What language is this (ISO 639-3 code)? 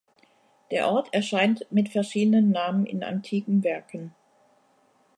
deu